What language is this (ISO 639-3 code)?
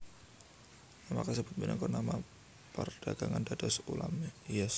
jav